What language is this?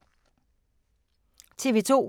Danish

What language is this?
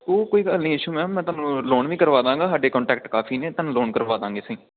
Punjabi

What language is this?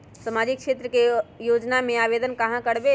Magahi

